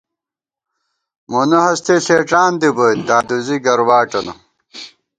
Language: Gawar-Bati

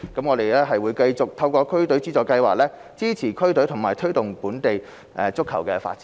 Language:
Cantonese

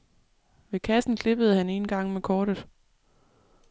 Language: Danish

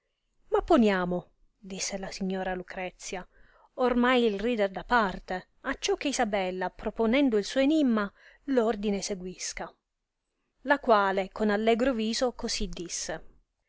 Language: Italian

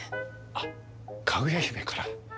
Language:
Japanese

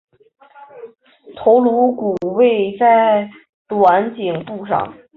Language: Chinese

